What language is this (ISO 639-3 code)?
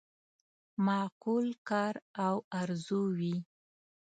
pus